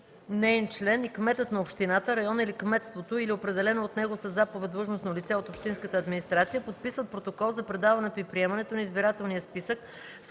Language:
Bulgarian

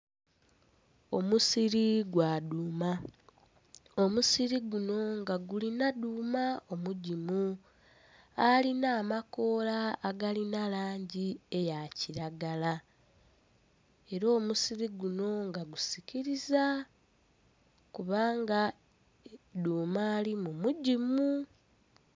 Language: Soga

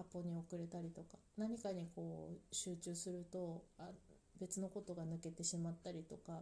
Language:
Japanese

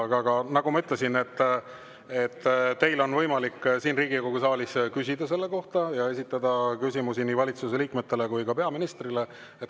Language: Estonian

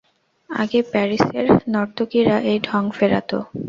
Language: Bangla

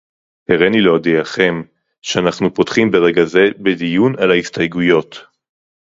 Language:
Hebrew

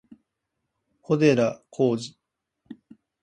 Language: Japanese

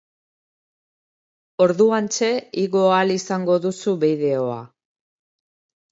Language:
Basque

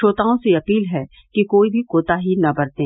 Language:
Hindi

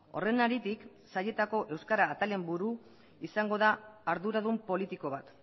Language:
Basque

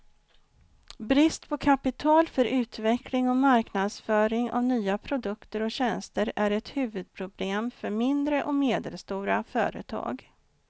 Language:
Swedish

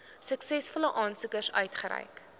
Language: Afrikaans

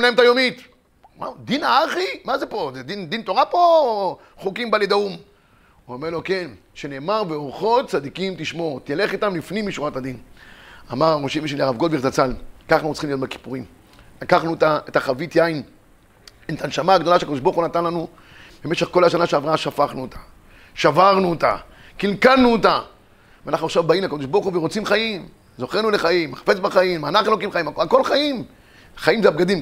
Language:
Hebrew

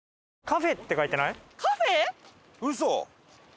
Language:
Japanese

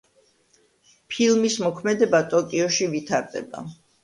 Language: Georgian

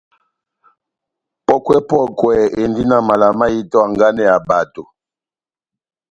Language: Batanga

